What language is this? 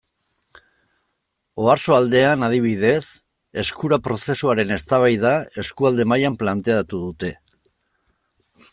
Basque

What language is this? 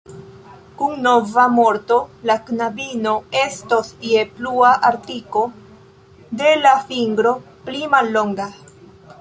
Esperanto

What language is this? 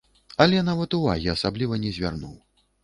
Belarusian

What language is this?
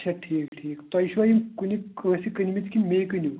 Kashmiri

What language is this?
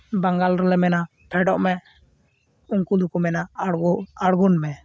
Santali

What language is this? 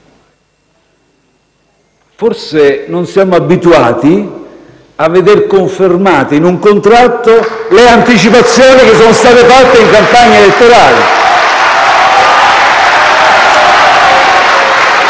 Italian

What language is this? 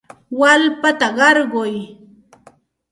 Santa Ana de Tusi Pasco Quechua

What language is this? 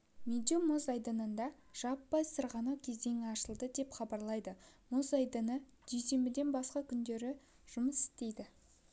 Kazakh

